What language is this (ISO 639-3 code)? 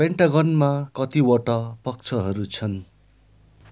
nep